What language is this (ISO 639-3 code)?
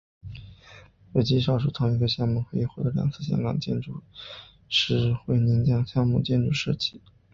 zho